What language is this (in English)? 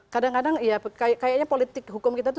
Indonesian